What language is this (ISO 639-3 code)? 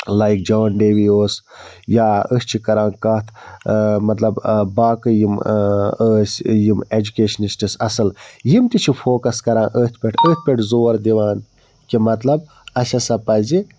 kas